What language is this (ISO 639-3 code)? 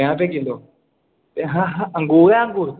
doi